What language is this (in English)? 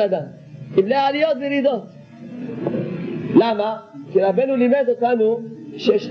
Hebrew